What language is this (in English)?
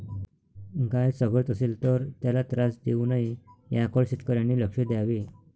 Marathi